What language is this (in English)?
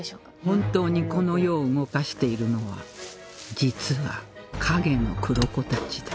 Japanese